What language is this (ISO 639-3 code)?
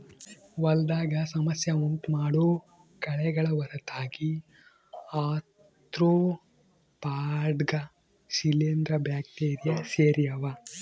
kan